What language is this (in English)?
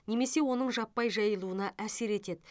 Kazakh